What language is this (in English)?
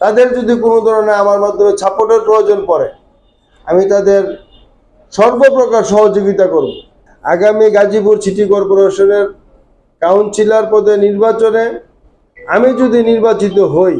Turkish